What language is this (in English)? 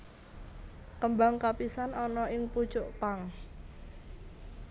Javanese